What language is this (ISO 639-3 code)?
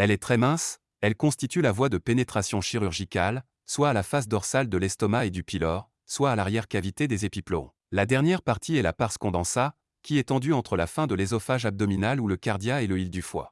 fra